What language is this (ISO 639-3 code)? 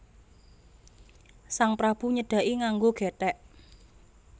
jav